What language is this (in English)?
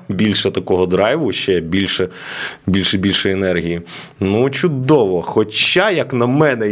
Ukrainian